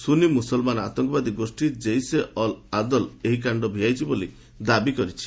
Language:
Odia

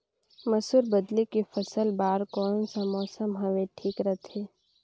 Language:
Chhattisgarhi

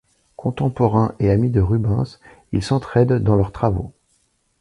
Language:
French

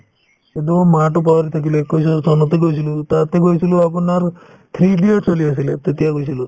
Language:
Assamese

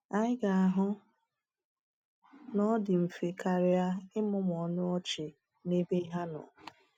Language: Igbo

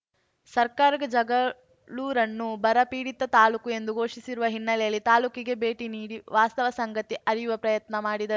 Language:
Kannada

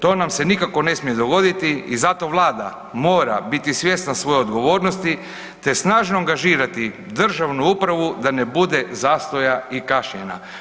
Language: Croatian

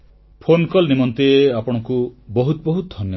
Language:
Odia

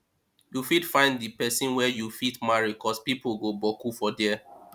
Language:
Nigerian Pidgin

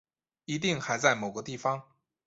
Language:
Chinese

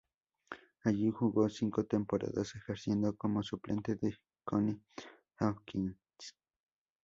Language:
Spanish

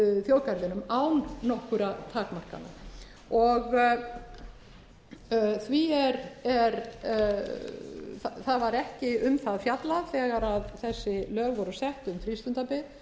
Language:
Icelandic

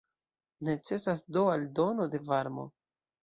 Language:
Esperanto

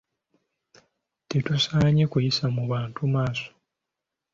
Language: Ganda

